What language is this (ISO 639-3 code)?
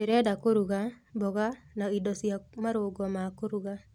kik